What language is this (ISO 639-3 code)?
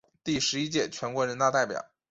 zho